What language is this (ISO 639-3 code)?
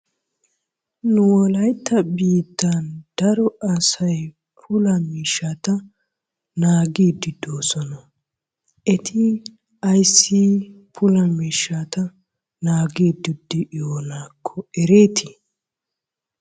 wal